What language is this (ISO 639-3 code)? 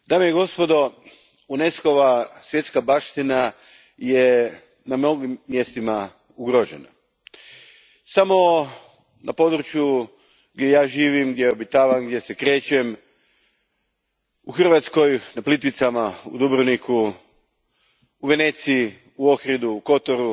hrv